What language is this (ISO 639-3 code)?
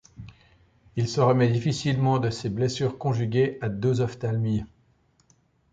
fra